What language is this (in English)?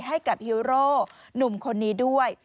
Thai